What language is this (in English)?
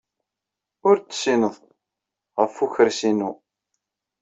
Kabyle